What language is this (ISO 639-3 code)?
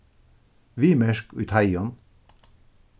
fao